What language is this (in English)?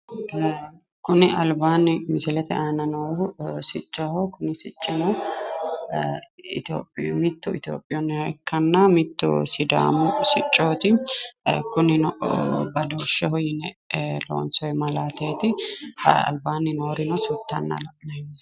Sidamo